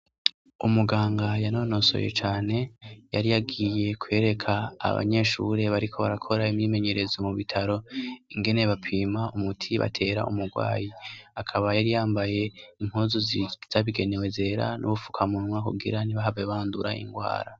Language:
Rundi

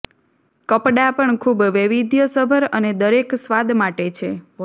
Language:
Gujarati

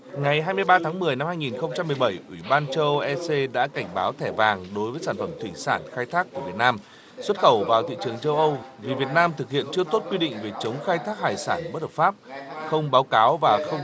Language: Vietnamese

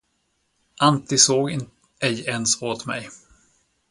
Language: Swedish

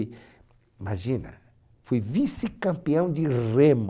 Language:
Portuguese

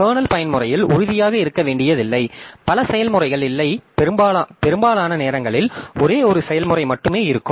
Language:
Tamil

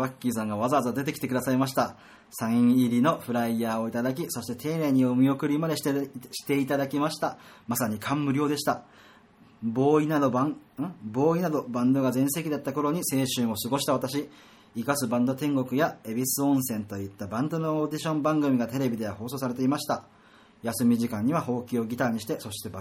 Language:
Japanese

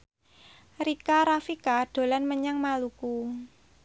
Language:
Javanese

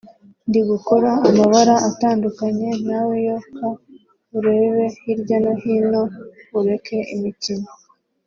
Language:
Kinyarwanda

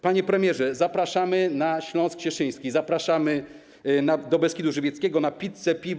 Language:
Polish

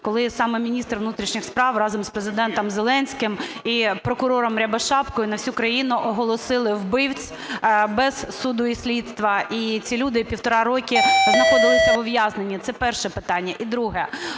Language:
Ukrainian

